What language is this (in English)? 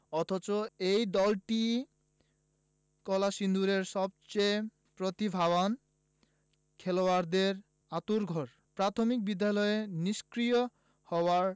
Bangla